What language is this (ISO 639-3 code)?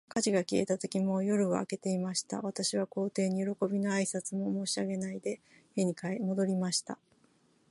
jpn